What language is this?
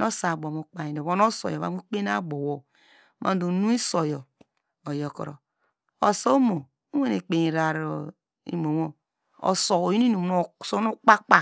Degema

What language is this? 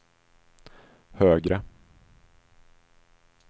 Swedish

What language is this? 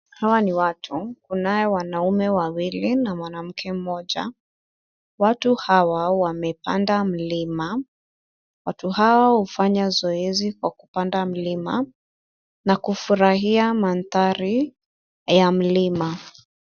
Swahili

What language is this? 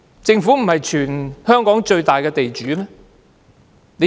Cantonese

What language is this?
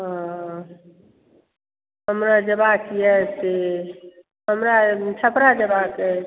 Maithili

